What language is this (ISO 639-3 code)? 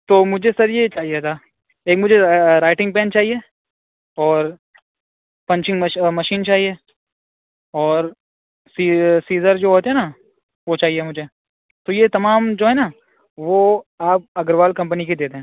urd